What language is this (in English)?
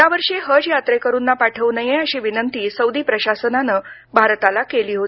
Marathi